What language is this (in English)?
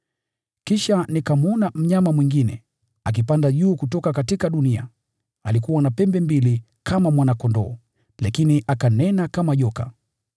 Swahili